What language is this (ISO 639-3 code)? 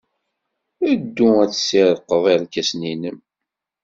kab